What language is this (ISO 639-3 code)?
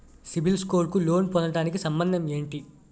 tel